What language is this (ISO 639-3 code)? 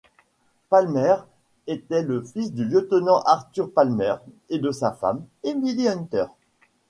fra